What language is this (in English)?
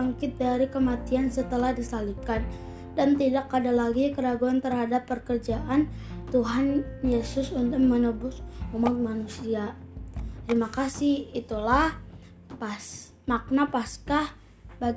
Indonesian